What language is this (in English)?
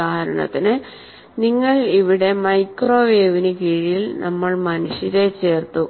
Malayalam